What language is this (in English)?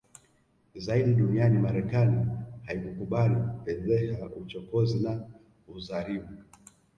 Swahili